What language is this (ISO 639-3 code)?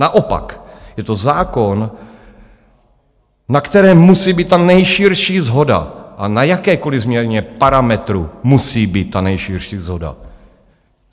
ces